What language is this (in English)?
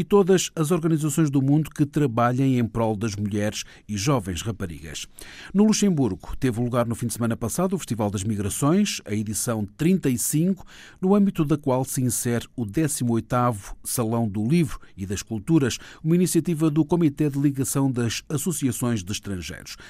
Portuguese